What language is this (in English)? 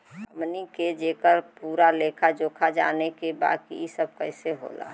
Bhojpuri